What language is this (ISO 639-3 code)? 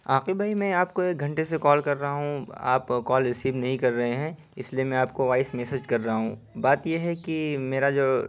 urd